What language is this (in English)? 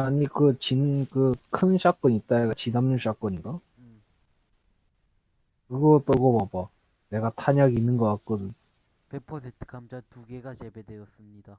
Korean